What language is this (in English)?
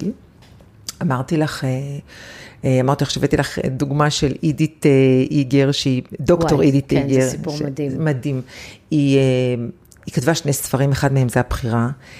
Hebrew